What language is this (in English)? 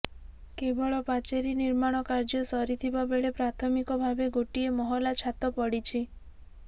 Odia